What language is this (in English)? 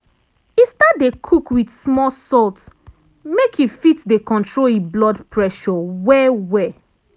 Nigerian Pidgin